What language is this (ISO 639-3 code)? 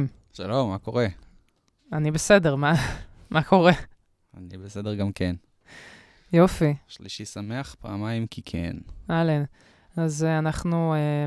heb